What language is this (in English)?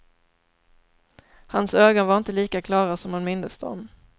Swedish